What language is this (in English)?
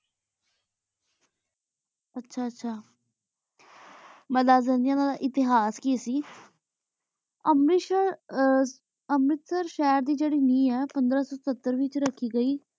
Punjabi